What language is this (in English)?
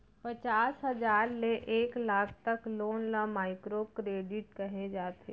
Chhattisgarhi